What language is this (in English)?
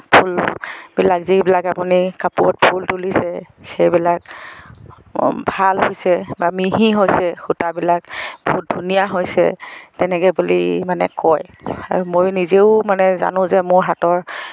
Assamese